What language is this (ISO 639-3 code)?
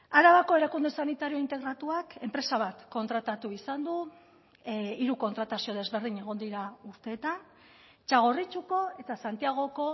eus